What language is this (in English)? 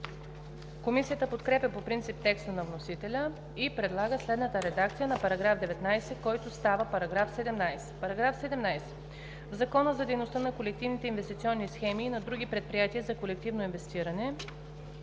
Bulgarian